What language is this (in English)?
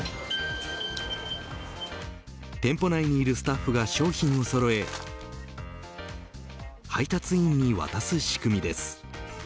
Japanese